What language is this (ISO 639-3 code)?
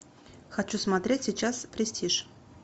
rus